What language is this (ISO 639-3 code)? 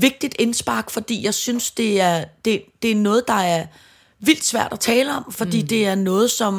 dan